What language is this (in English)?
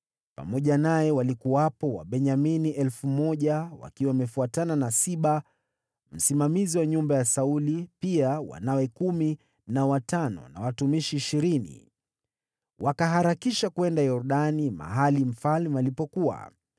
Swahili